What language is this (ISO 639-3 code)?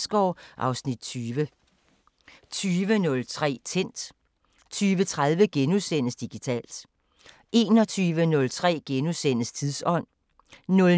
dan